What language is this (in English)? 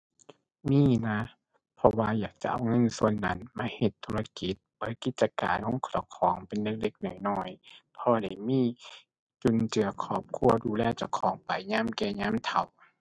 Thai